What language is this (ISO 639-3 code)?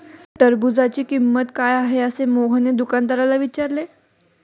mar